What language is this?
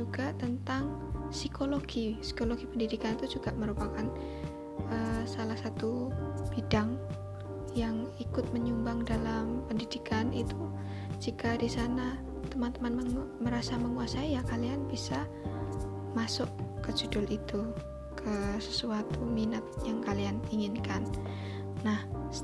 Indonesian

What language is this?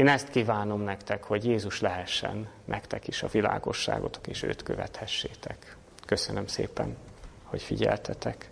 Hungarian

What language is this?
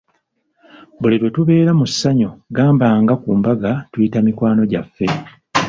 Ganda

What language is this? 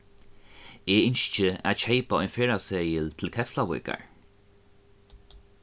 Faroese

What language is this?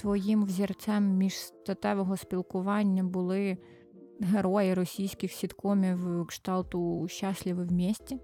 Ukrainian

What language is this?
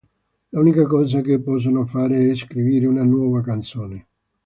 Italian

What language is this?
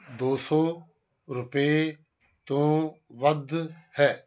Punjabi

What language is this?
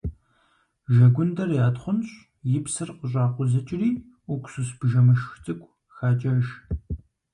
Kabardian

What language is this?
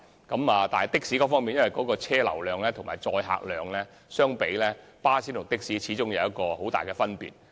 Cantonese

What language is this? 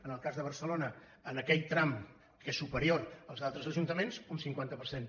Catalan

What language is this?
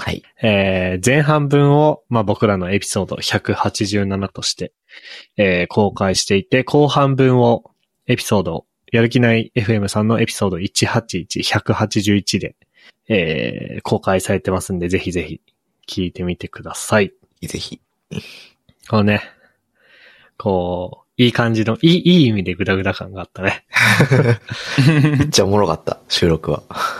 Japanese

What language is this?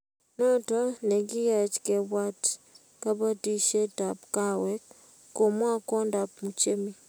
Kalenjin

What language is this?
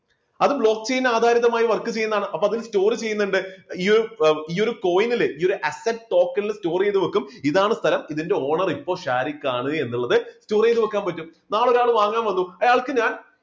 Malayalam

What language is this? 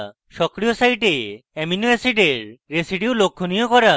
Bangla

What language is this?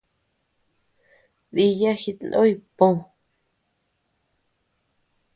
Tepeuxila Cuicatec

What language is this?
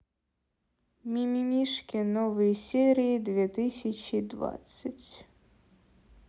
Russian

